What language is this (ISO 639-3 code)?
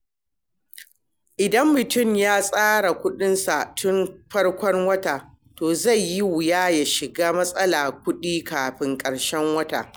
hau